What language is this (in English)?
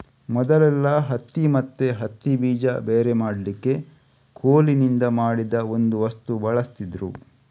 Kannada